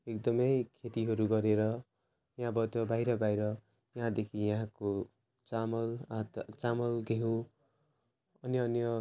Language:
Nepali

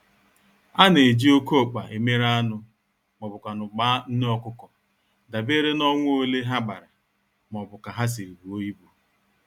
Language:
Igbo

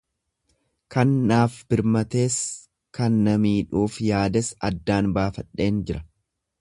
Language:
Oromo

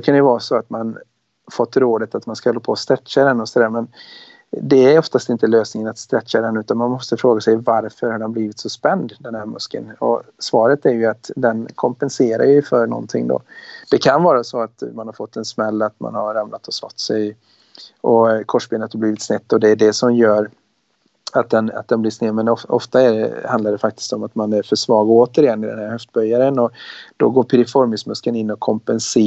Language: Swedish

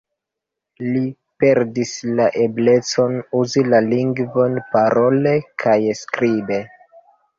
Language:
Esperanto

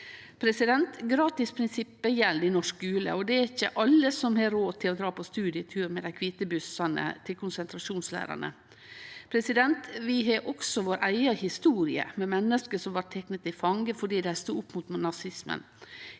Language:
Norwegian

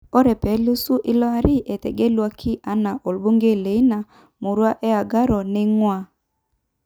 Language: Masai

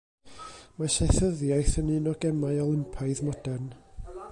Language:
Welsh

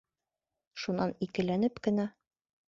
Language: Bashkir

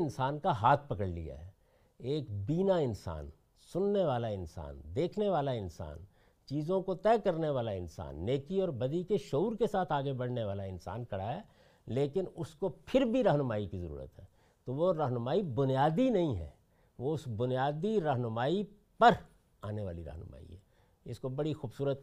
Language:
Urdu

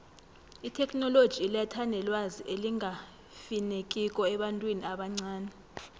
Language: South Ndebele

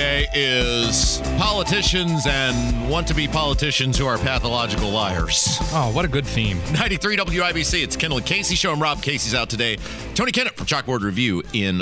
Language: English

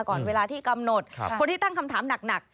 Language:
Thai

